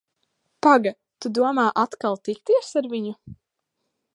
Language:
Latvian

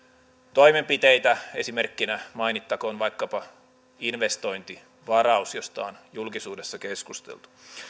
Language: Finnish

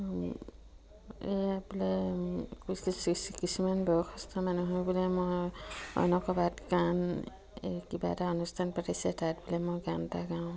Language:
Assamese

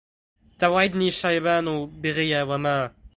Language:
Arabic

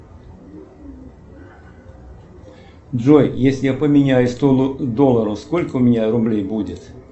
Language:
Russian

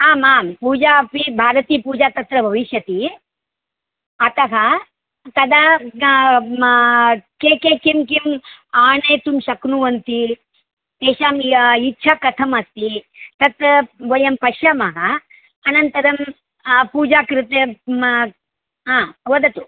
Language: Sanskrit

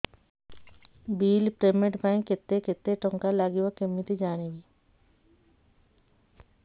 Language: Odia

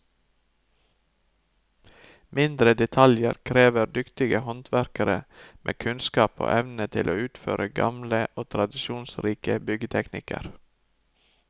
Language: Norwegian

